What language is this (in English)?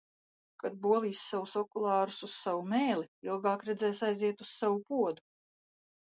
Latvian